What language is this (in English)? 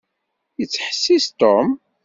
Kabyle